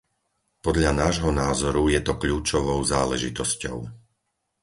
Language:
Slovak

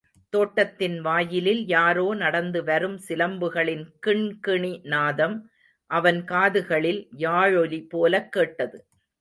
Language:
Tamil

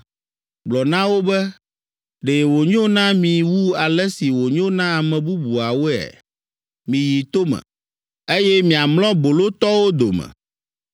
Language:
Ewe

